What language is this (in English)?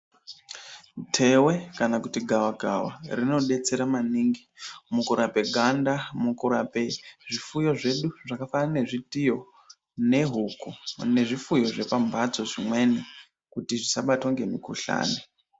Ndau